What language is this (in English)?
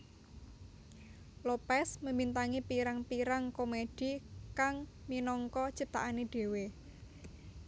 Javanese